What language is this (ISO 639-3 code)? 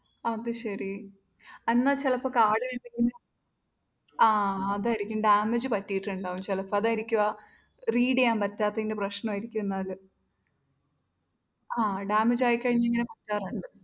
mal